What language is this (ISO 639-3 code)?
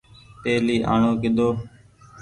gig